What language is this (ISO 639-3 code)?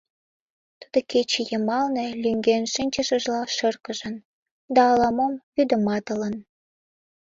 chm